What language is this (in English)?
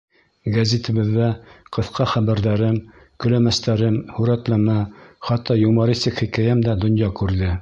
Bashkir